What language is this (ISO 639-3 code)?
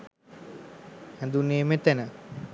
sin